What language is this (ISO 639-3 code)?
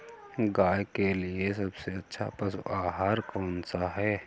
hin